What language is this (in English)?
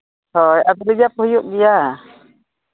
Santali